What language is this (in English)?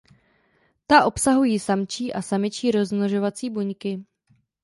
Czech